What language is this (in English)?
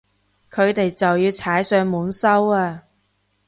Cantonese